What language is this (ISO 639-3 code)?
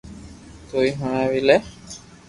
lrk